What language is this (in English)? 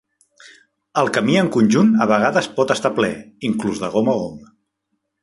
Catalan